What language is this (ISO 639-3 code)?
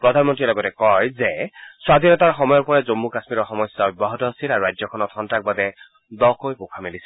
asm